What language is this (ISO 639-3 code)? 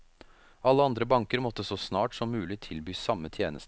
nor